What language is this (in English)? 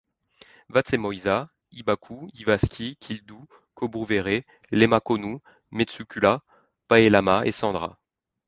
French